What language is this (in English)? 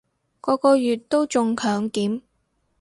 Cantonese